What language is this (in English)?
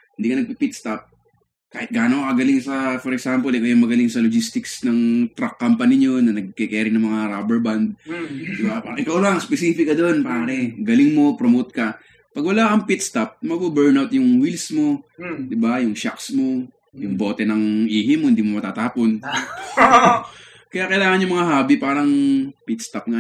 Filipino